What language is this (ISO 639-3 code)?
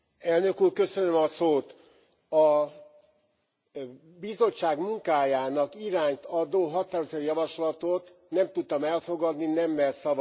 hun